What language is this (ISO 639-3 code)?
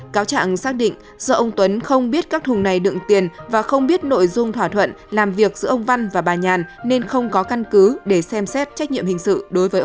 vie